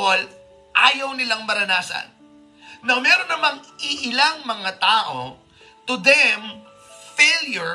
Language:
Filipino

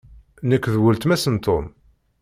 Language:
Kabyle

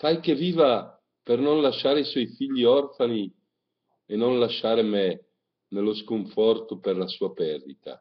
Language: Italian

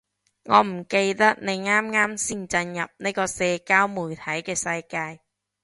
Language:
Cantonese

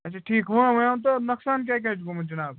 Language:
Kashmiri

